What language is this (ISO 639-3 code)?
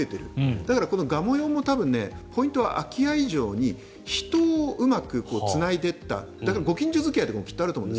jpn